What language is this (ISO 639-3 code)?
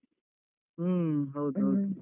kan